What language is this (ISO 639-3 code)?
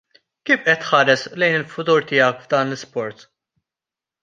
mlt